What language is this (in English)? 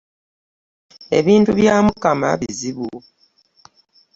Ganda